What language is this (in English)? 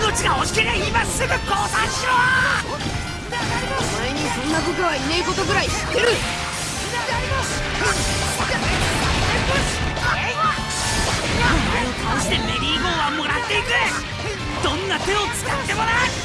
Japanese